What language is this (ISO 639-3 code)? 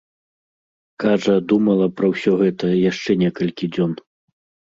bel